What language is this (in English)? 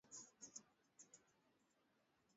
Swahili